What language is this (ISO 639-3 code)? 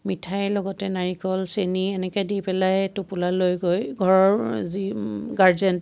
asm